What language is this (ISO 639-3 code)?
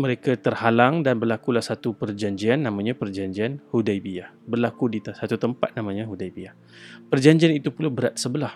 msa